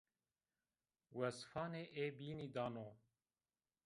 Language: Zaza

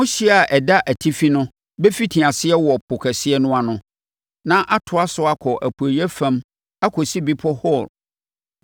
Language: Akan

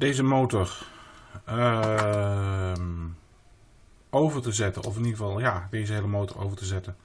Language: Dutch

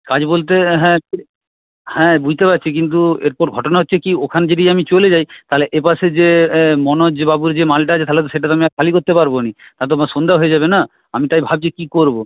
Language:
Bangla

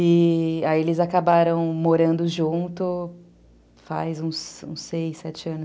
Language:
Portuguese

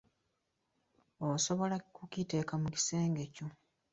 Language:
Ganda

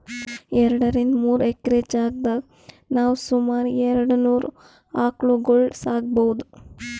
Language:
Kannada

